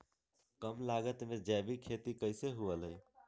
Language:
Magahi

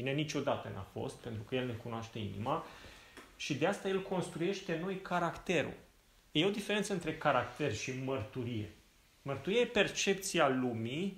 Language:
Romanian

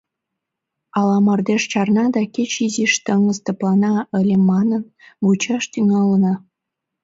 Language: Mari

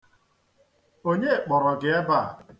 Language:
Igbo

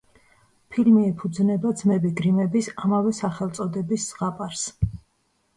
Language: Georgian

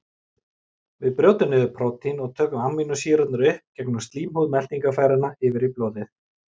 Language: Icelandic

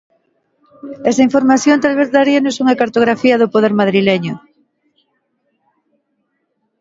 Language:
Galician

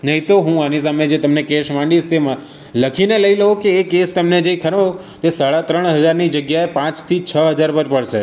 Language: Gujarati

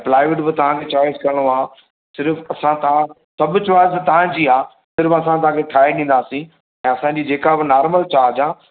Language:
Sindhi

